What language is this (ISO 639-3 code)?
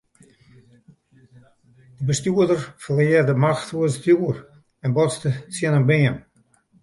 fry